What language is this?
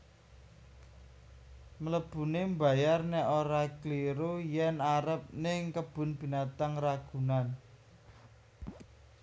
Javanese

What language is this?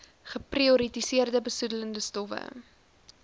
Afrikaans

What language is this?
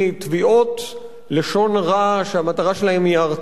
Hebrew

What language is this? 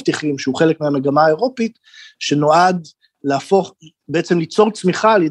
Hebrew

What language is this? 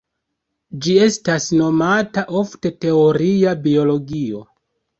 Esperanto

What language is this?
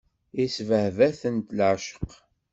Kabyle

